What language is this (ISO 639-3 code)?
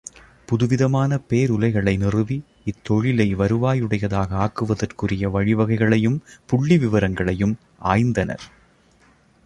tam